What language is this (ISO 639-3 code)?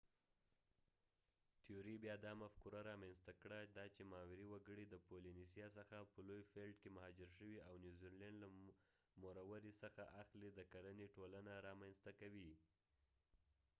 pus